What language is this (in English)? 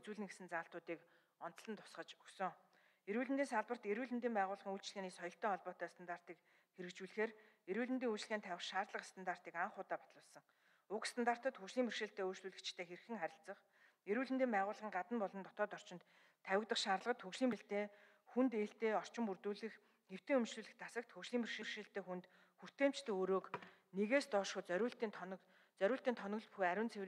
Arabic